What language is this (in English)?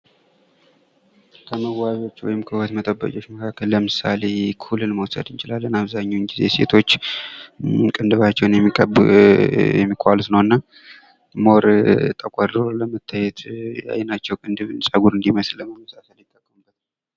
Amharic